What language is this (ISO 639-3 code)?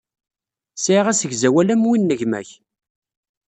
kab